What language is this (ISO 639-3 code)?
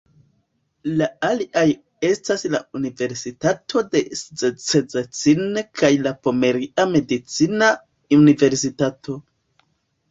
epo